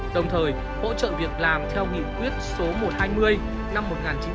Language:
Vietnamese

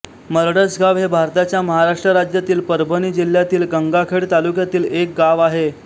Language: Marathi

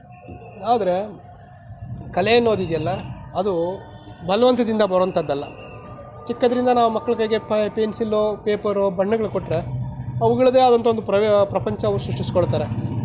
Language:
Kannada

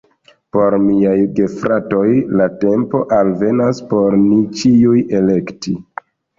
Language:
Esperanto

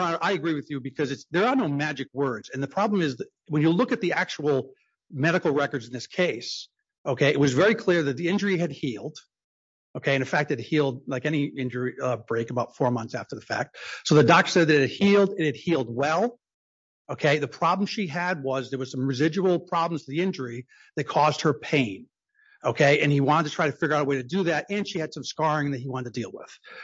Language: English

